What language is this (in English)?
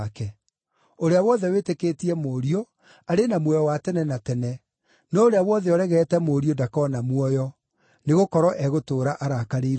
Kikuyu